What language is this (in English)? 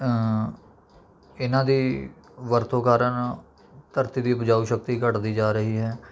Punjabi